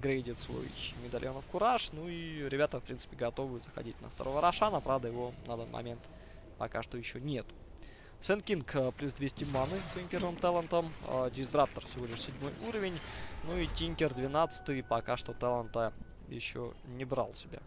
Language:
Russian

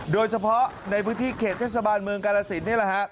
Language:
Thai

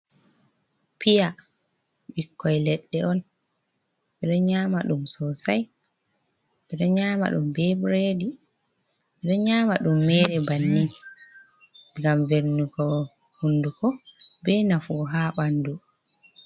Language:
Fula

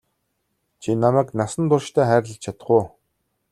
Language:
Mongolian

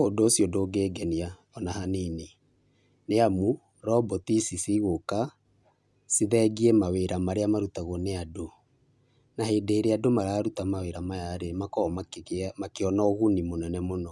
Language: Kikuyu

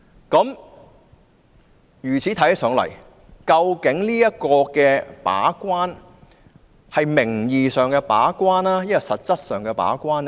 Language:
Cantonese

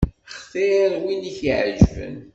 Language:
Kabyle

